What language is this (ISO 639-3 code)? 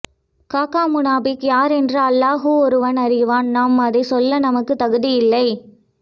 tam